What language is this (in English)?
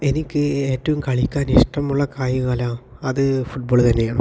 Malayalam